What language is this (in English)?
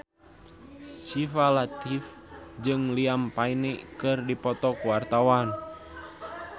Sundanese